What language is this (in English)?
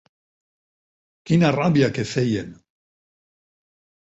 Catalan